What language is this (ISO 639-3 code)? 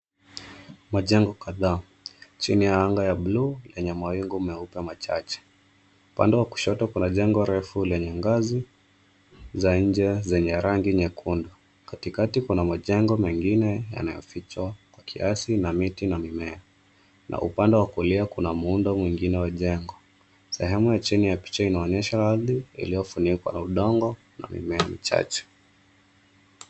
swa